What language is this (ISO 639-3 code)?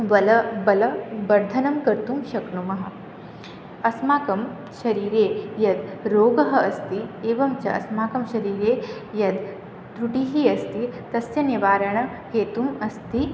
san